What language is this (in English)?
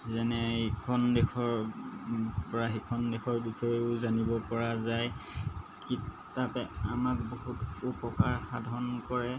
Assamese